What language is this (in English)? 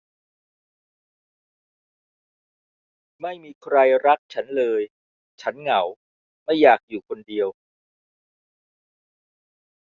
Thai